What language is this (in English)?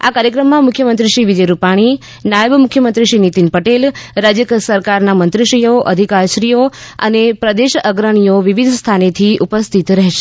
Gujarati